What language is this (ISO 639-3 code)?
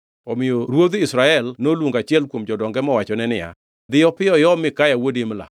luo